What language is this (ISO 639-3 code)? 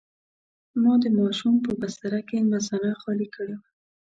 pus